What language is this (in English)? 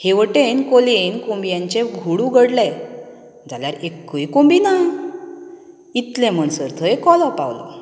Konkani